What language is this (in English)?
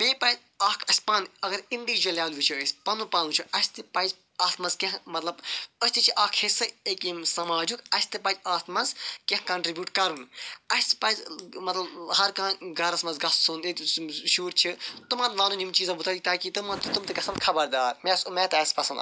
Kashmiri